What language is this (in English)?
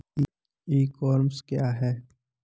Hindi